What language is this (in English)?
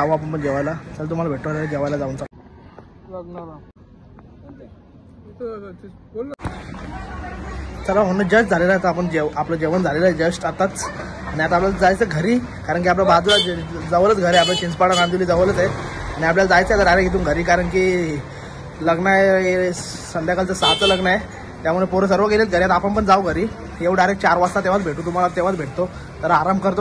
Marathi